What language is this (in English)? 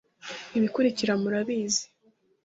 Kinyarwanda